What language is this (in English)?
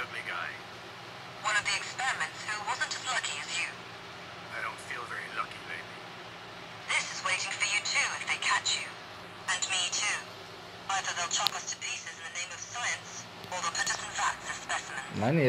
Portuguese